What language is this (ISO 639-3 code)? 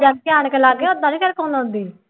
pan